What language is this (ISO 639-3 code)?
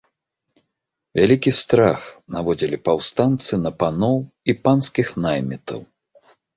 bel